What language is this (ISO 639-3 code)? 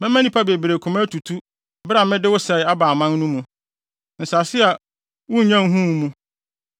aka